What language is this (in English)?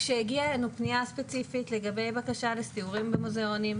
Hebrew